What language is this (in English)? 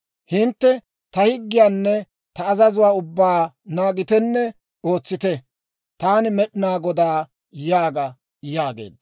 Dawro